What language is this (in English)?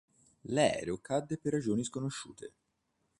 Italian